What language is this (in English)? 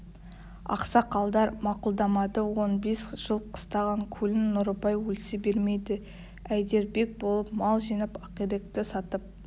Kazakh